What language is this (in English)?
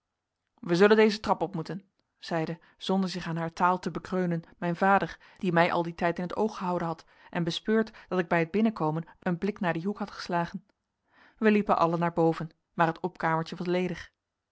Dutch